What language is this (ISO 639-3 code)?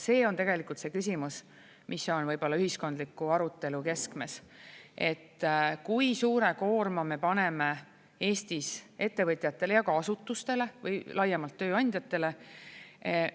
est